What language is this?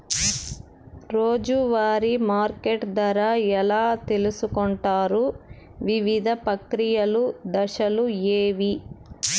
Telugu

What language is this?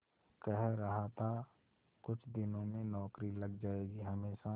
Hindi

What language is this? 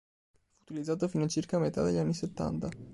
Italian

